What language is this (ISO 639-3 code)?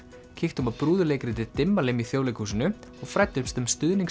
isl